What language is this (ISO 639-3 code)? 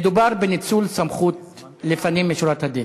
heb